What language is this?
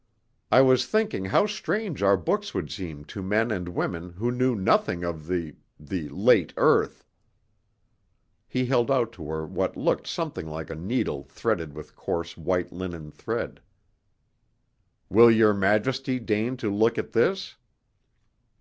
English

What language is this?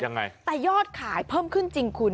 Thai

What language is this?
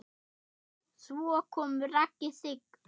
Icelandic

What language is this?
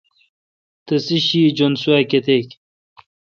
Kalkoti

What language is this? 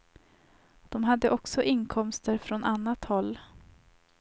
Swedish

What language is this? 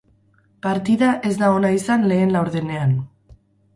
Basque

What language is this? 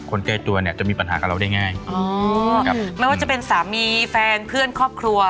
Thai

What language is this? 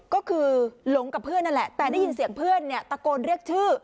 Thai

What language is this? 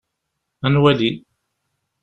Kabyle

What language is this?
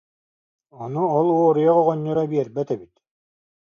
Yakut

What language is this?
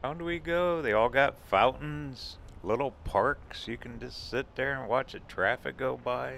English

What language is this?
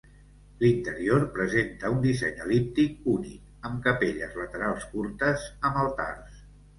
Catalan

